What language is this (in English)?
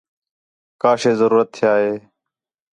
Khetrani